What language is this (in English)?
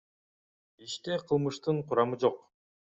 Kyrgyz